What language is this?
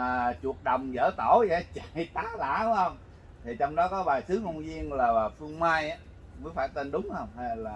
Vietnamese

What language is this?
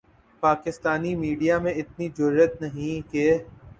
Urdu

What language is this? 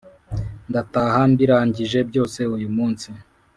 Kinyarwanda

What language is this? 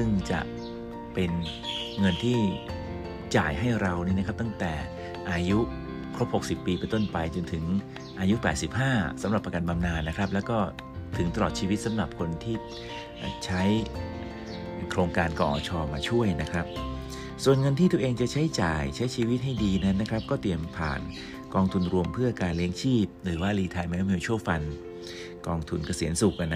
Thai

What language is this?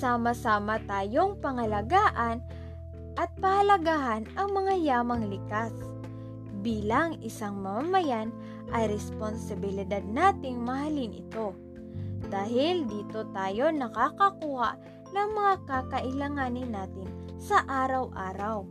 Filipino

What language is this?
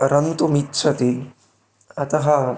Sanskrit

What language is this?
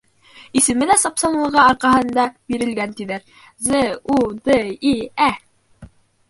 Bashkir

